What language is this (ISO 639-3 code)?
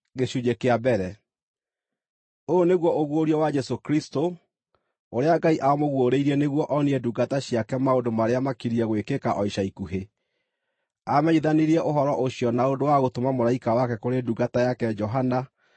kik